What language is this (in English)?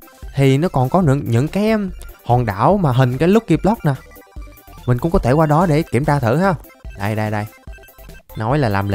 Vietnamese